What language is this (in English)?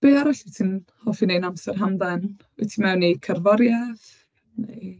Welsh